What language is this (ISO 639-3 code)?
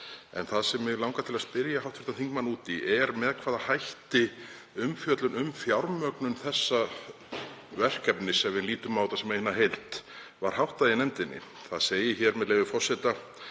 isl